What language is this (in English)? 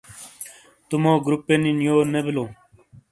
Shina